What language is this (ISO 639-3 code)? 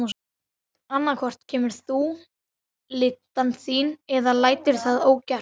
isl